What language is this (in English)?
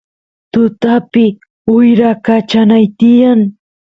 Santiago del Estero Quichua